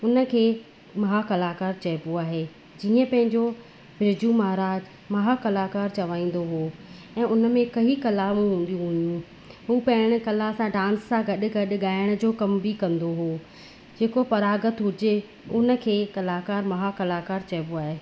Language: Sindhi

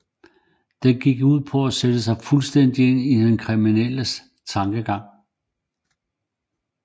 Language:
Danish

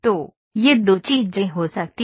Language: Hindi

